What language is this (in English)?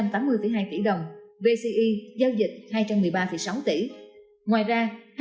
Vietnamese